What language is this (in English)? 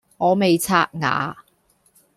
Cantonese